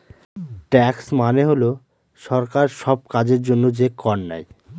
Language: Bangla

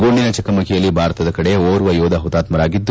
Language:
Kannada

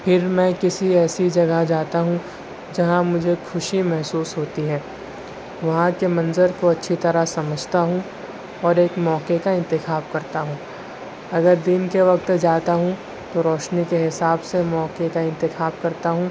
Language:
Urdu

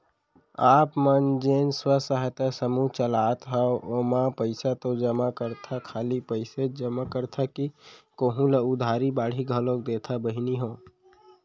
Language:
Chhattisgarhi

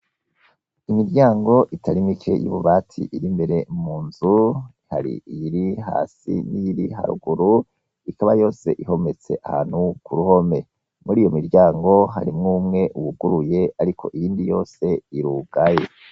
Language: Rundi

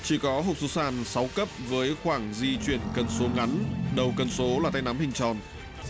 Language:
Vietnamese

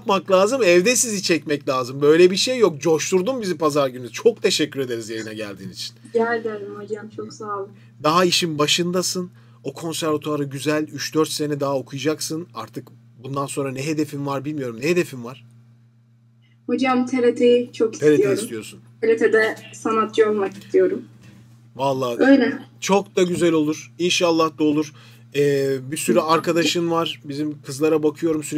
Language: Turkish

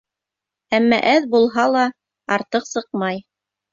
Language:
Bashkir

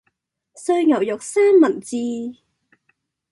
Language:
Cantonese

